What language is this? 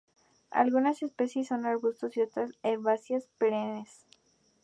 Spanish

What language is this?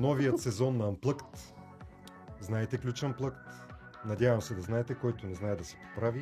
Bulgarian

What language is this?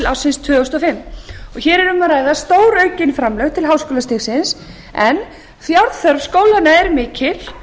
Icelandic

